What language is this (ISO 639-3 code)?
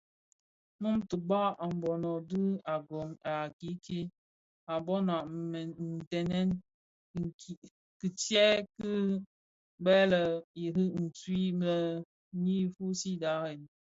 ksf